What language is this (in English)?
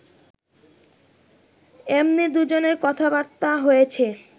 Bangla